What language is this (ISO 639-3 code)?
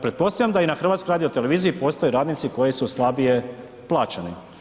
hrv